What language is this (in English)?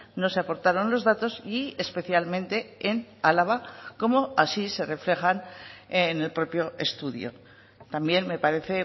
Spanish